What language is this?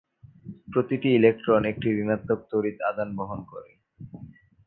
Bangla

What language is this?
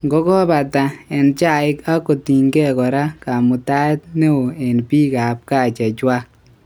Kalenjin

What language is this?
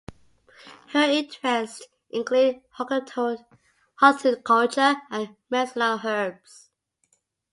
English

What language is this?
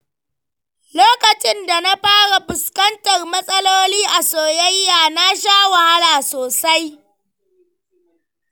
Hausa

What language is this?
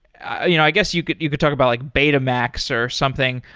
English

